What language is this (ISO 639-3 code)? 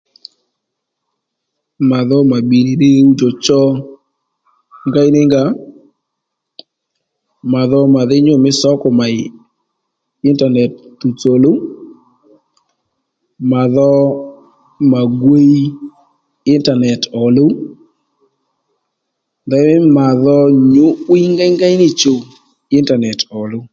led